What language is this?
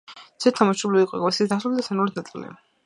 Georgian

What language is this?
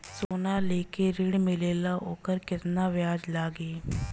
Bhojpuri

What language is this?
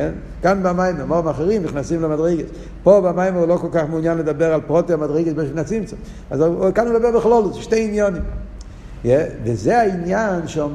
Hebrew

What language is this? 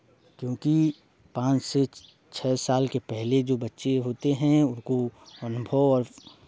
Hindi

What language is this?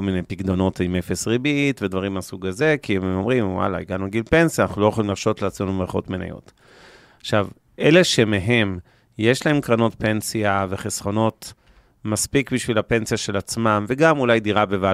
Hebrew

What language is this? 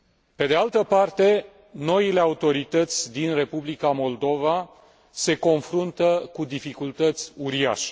Romanian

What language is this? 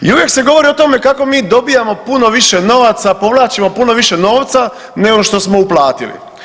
Croatian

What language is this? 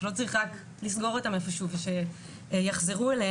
Hebrew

